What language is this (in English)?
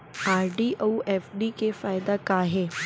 Chhattisgarhi